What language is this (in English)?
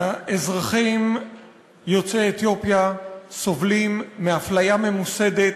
Hebrew